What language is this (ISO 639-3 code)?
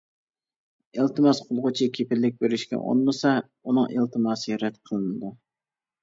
uig